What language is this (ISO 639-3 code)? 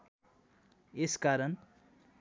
nep